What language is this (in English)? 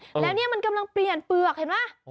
Thai